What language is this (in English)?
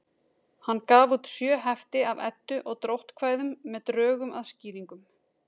Icelandic